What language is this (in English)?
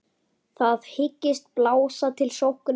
Icelandic